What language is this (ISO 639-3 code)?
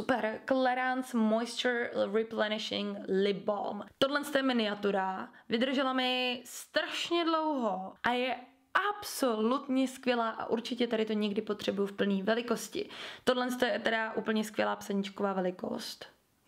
ces